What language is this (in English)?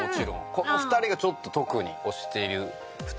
Japanese